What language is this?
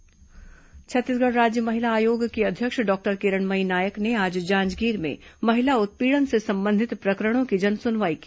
Hindi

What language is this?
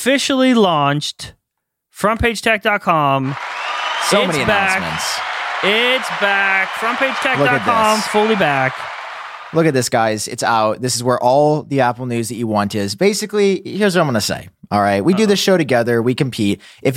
English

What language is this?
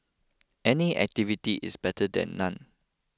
English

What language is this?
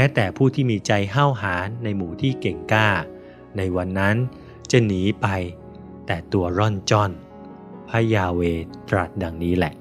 Thai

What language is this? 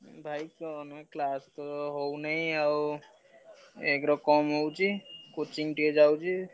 Odia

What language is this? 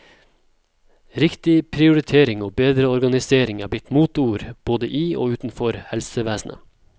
Norwegian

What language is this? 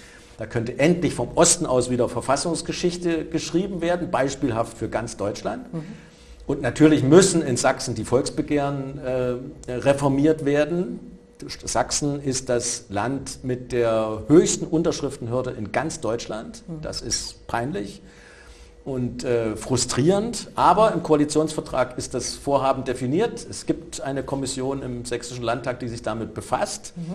German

